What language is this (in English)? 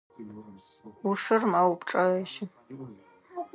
Adyghe